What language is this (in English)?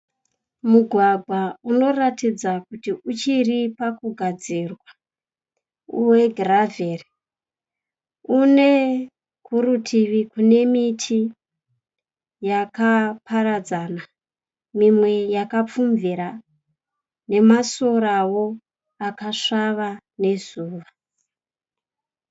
Shona